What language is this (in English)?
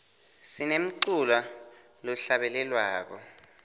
Swati